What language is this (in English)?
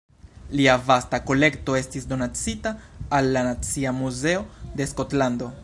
Esperanto